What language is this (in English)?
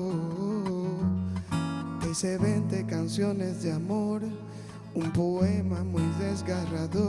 Spanish